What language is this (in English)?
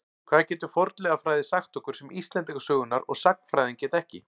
Icelandic